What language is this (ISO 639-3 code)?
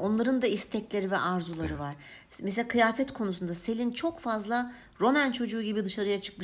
tur